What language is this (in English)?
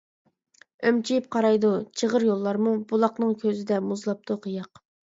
Uyghur